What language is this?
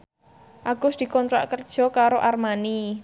Javanese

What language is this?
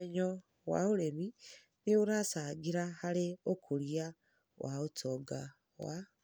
Kikuyu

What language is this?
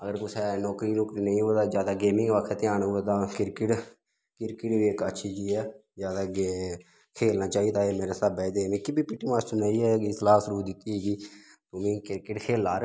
Dogri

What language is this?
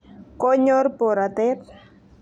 Kalenjin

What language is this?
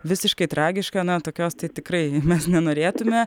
Lithuanian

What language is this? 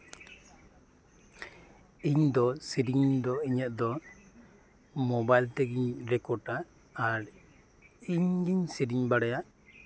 Santali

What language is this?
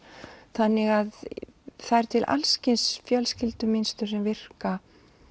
Icelandic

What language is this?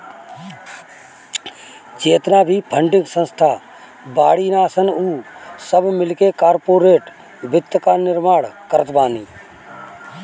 Bhojpuri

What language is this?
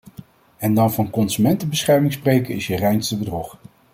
Dutch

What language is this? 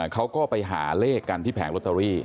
Thai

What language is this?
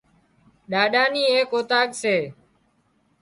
Wadiyara Koli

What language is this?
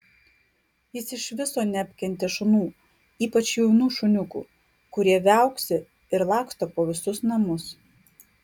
Lithuanian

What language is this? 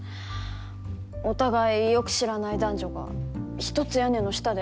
Japanese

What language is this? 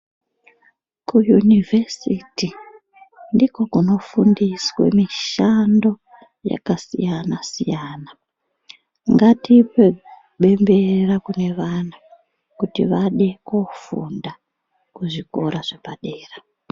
Ndau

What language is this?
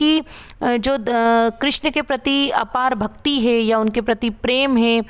Hindi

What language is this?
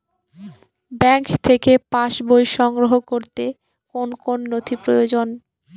Bangla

